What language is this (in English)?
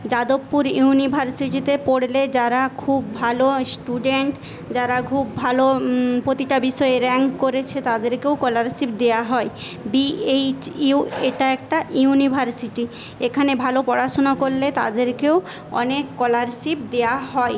Bangla